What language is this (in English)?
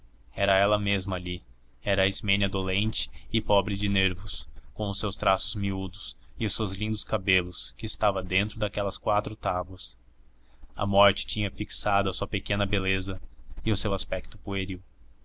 Portuguese